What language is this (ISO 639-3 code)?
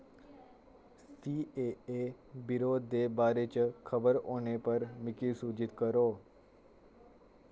doi